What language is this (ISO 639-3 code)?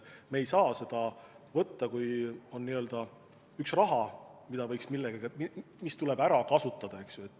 est